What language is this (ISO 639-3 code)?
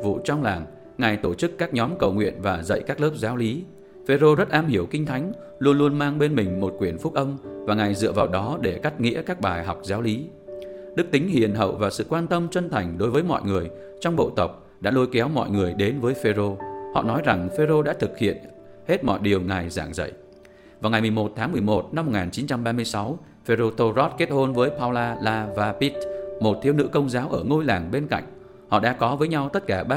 vie